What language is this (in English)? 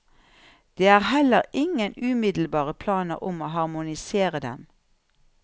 Norwegian